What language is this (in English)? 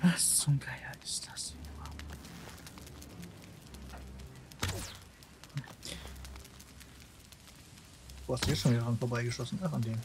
German